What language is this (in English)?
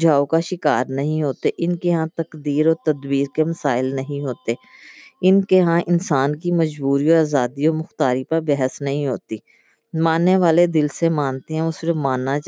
Urdu